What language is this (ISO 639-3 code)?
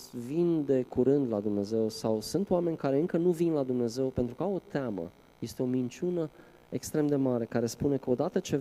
ron